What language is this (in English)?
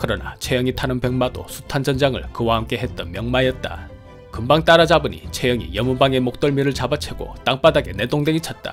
Korean